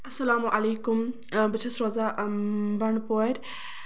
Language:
Kashmiri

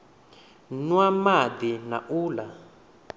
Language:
Venda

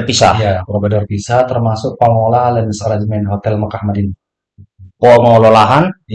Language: Indonesian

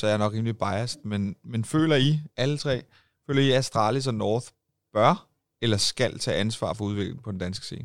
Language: Danish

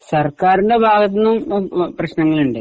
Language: Malayalam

